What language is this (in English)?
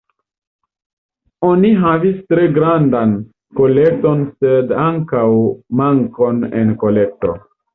Esperanto